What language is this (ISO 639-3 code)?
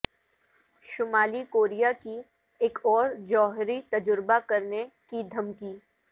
urd